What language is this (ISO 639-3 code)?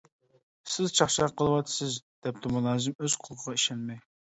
uig